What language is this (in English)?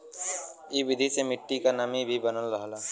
Bhojpuri